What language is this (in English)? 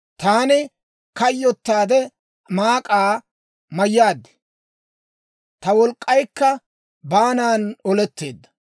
Dawro